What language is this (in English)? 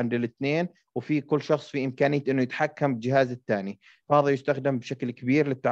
Arabic